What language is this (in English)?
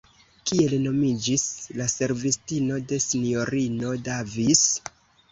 Esperanto